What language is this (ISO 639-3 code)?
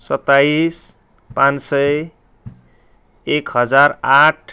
nep